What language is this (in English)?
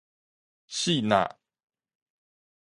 Min Nan Chinese